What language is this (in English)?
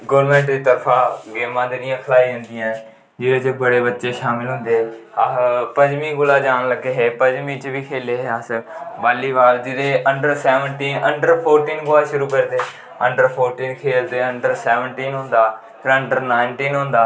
Dogri